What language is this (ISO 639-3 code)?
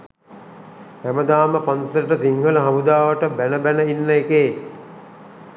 sin